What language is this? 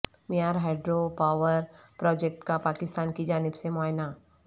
Urdu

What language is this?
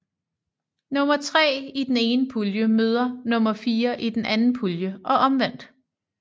Danish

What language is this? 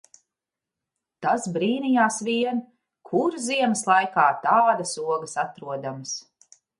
Latvian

